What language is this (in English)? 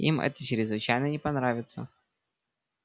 Russian